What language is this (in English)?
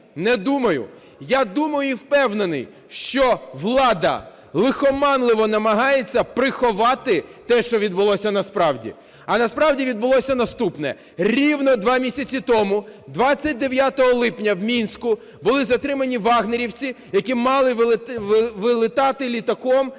Ukrainian